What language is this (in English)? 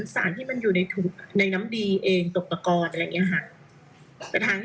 Thai